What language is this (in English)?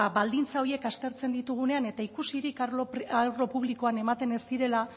Basque